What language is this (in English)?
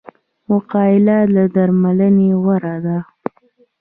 Pashto